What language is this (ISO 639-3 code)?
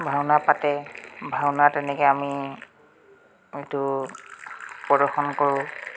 asm